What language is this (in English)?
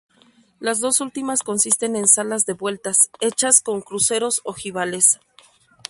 Spanish